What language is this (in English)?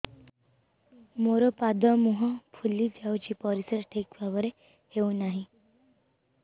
Odia